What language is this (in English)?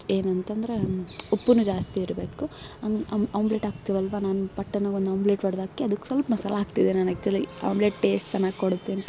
Kannada